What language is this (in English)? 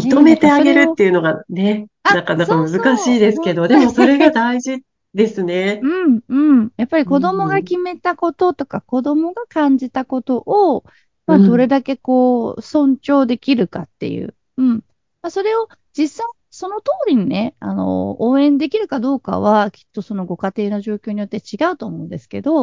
Japanese